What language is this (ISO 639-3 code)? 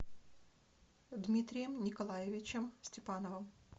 rus